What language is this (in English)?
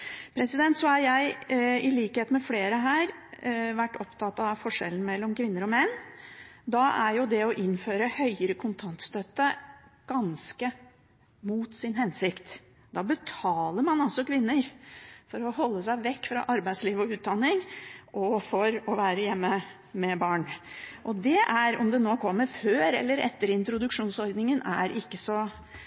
Norwegian Bokmål